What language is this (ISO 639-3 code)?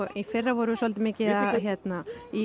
isl